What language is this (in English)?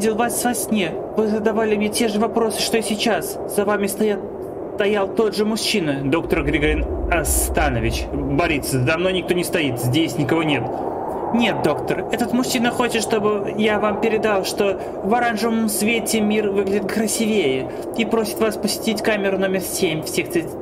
Russian